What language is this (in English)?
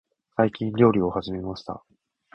Japanese